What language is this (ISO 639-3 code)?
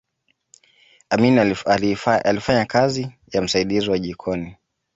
swa